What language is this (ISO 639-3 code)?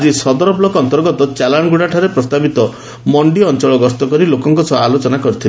ori